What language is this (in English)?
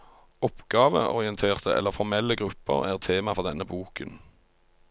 Norwegian